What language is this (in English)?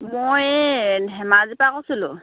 Assamese